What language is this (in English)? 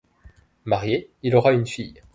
French